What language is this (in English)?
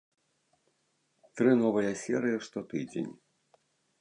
Belarusian